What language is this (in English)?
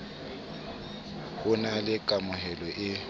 Southern Sotho